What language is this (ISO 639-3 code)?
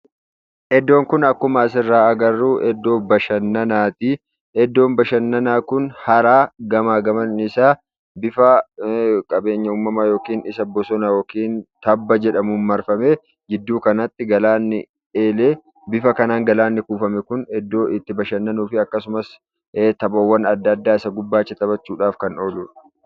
orm